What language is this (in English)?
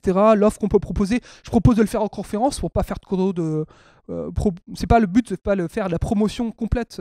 French